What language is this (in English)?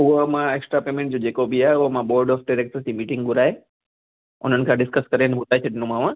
Sindhi